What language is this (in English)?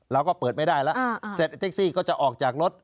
Thai